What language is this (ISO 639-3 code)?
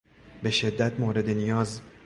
fas